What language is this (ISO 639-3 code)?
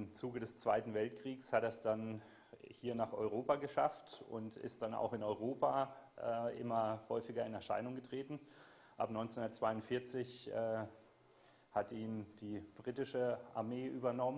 deu